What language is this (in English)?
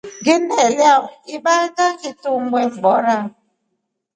Rombo